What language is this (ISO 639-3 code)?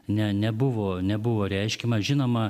lit